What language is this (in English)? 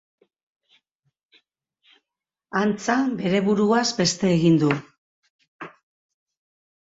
Basque